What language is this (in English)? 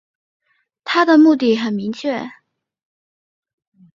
Chinese